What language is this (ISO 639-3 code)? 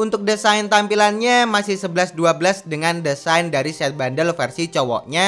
ind